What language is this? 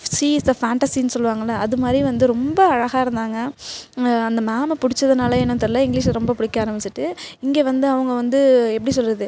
Tamil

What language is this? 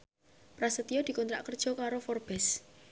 Javanese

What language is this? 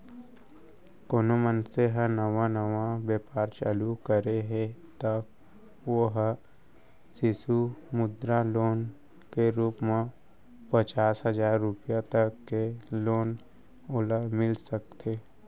Chhattisgarhi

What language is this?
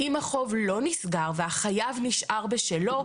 Hebrew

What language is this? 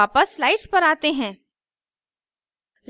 Hindi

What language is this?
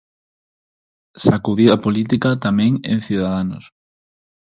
Galician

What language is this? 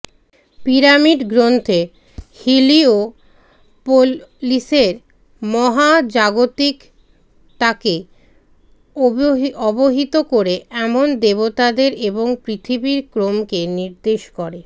Bangla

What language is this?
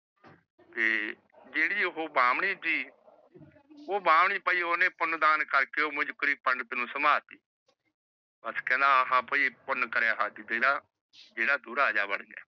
Punjabi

